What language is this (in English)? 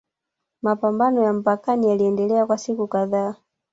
Swahili